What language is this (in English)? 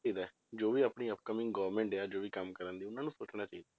Punjabi